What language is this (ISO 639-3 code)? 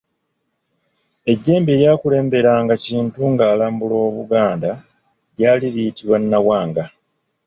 lug